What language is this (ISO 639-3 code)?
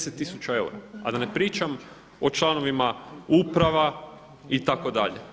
hrv